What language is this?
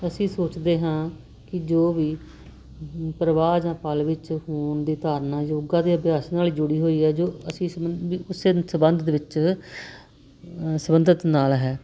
Punjabi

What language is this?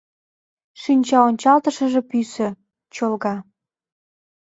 Mari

